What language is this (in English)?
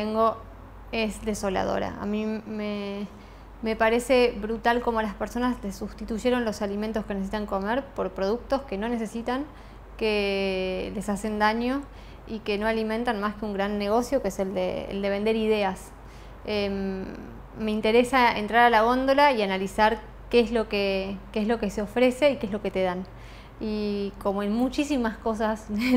Spanish